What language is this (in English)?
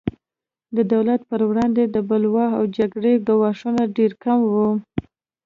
Pashto